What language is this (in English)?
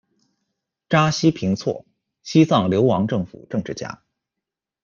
Chinese